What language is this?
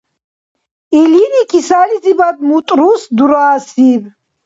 Dargwa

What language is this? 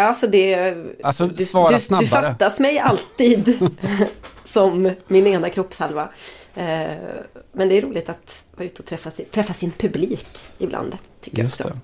Swedish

